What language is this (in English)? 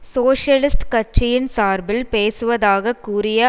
Tamil